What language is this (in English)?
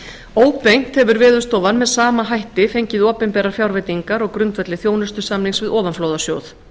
Icelandic